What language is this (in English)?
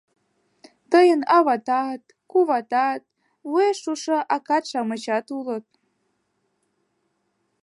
Mari